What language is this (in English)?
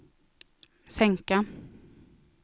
Swedish